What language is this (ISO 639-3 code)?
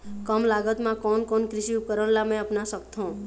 hne